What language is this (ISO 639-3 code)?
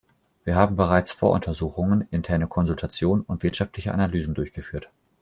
deu